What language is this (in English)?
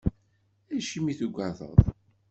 Kabyle